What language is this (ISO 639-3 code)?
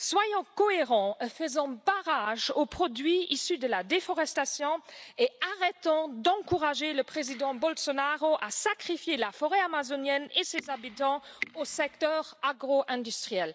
fra